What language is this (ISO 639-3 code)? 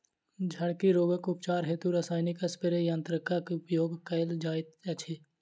mai